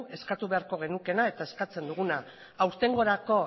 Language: Basque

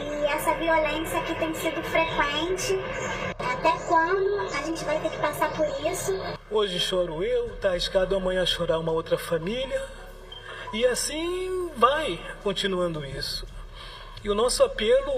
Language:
Portuguese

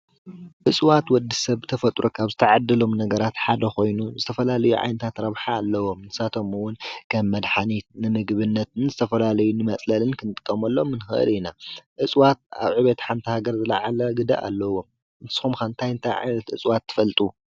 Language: Tigrinya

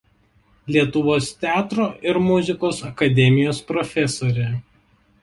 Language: Lithuanian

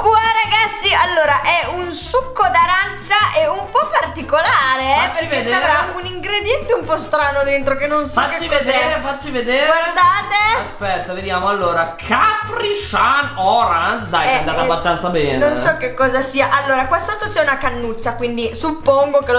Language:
Italian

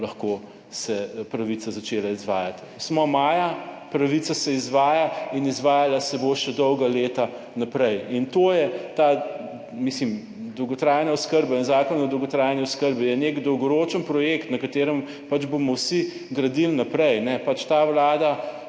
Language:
Slovenian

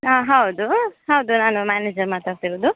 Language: Kannada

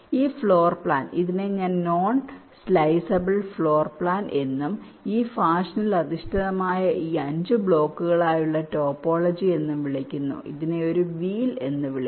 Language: Malayalam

